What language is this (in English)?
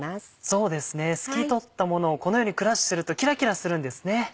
Japanese